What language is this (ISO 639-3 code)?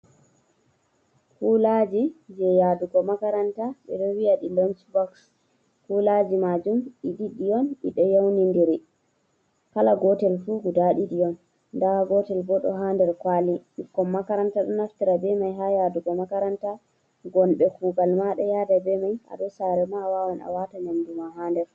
ful